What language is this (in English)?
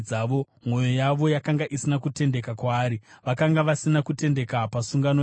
Shona